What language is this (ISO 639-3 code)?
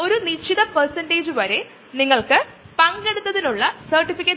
mal